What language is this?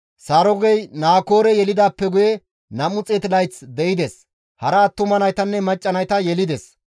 Gamo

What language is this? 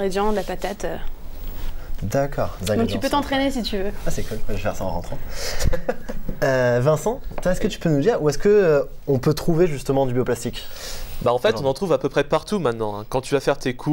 French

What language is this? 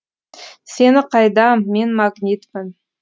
Kazakh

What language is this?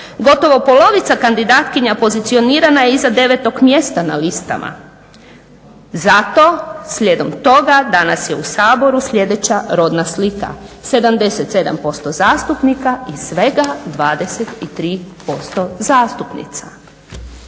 Croatian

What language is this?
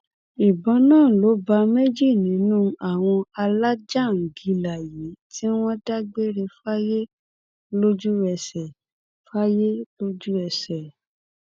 Yoruba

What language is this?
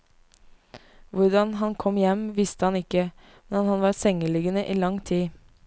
Norwegian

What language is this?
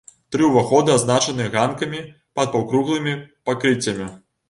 Belarusian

